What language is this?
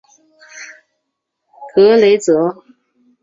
Chinese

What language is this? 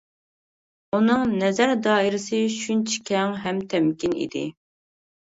Uyghur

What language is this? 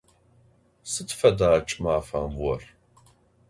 Adyghe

